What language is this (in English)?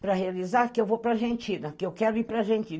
Portuguese